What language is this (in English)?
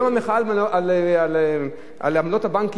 Hebrew